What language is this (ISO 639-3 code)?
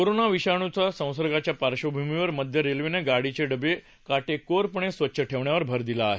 mar